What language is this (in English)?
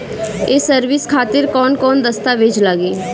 Bhojpuri